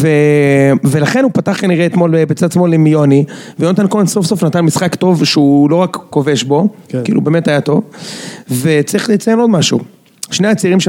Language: Hebrew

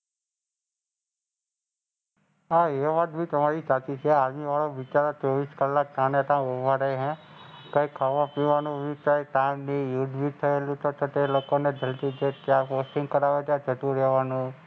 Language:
Gujarati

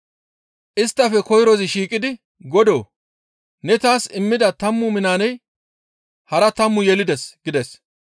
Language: Gamo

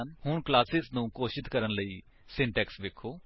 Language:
Punjabi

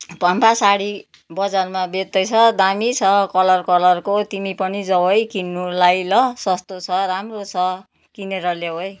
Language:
Nepali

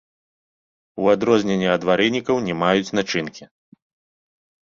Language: Belarusian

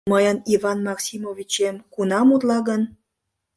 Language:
Mari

